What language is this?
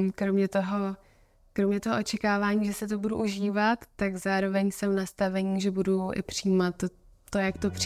Czech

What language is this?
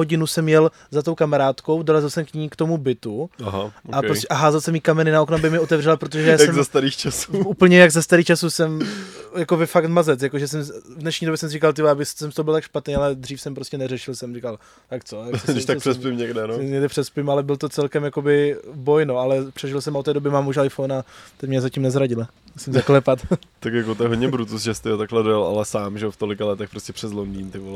Czech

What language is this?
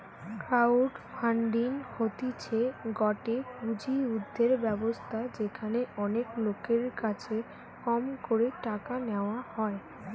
Bangla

